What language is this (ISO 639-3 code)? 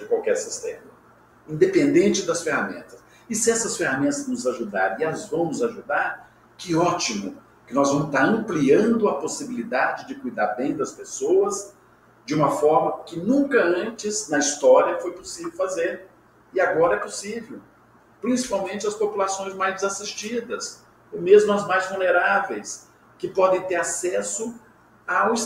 por